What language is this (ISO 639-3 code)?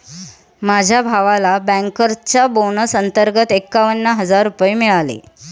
mar